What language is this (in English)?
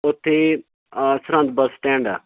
Punjabi